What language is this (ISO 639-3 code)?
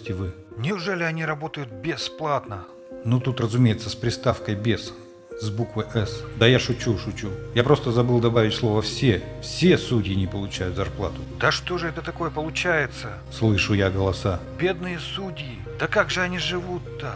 rus